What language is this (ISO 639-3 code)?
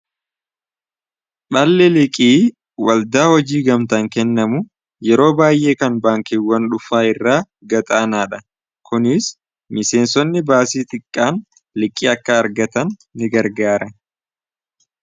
orm